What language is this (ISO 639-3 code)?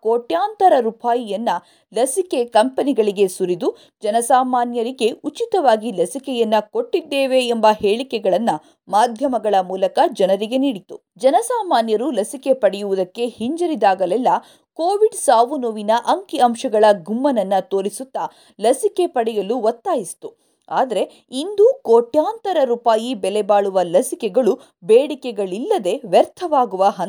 kan